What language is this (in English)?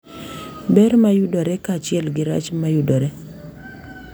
Luo (Kenya and Tanzania)